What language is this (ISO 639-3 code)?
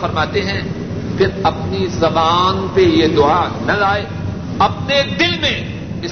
urd